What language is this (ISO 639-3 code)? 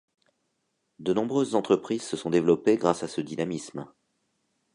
fra